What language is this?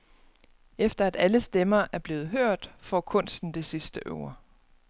Danish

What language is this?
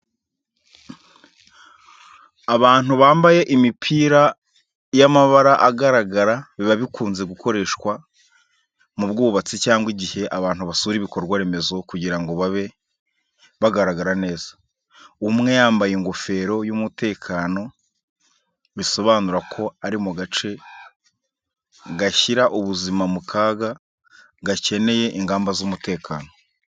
Kinyarwanda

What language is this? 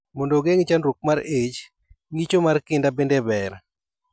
Luo (Kenya and Tanzania)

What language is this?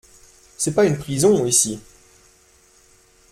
French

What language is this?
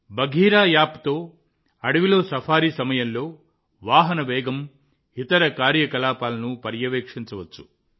Telugu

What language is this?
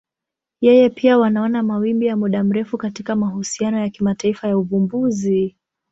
Swahili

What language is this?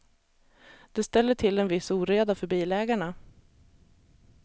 Swedish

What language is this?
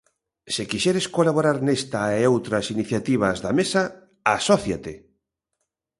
Galician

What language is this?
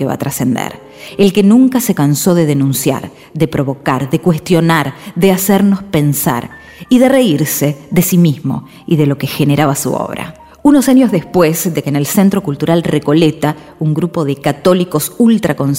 Spanish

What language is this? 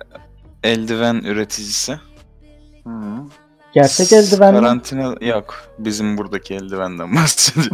Turkish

